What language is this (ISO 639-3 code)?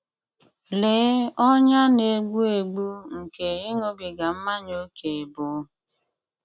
ibo